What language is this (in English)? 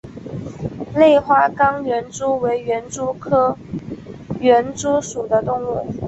Chinese